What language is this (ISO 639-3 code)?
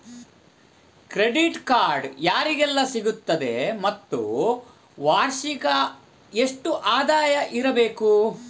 kan